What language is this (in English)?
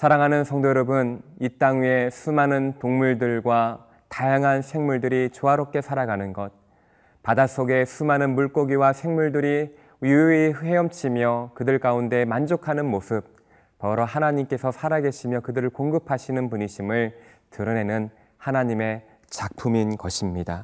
Korean